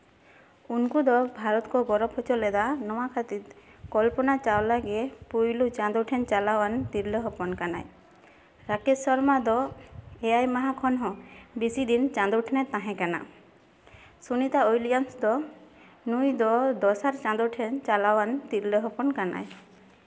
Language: Santali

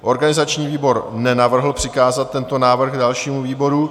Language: Czech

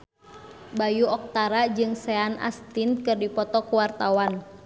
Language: Sundanese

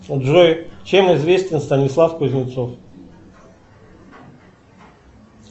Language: Russian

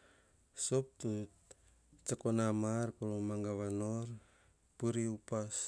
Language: Hahon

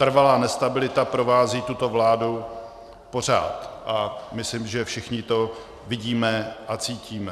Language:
Czech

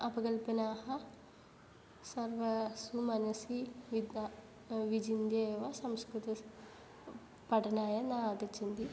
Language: Sanskrit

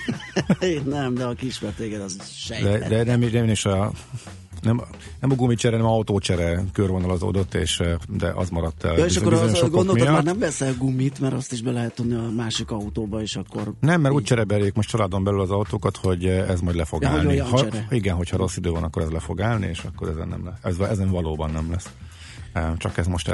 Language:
Hungarian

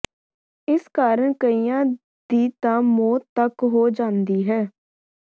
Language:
Punjabi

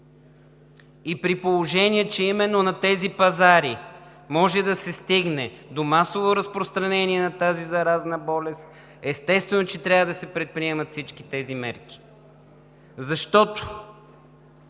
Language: Bulgarian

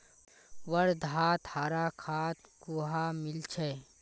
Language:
Magahi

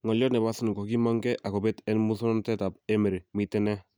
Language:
Kalenjin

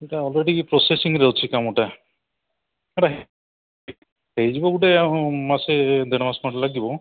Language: Odia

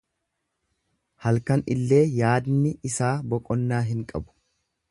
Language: Oromo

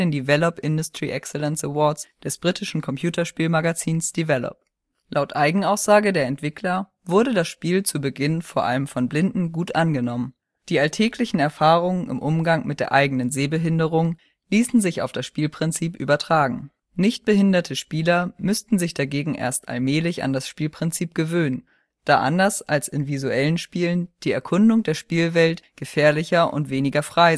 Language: German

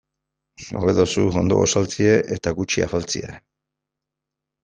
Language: Basque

